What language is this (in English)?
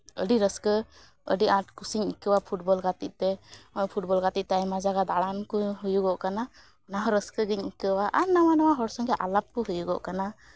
Santali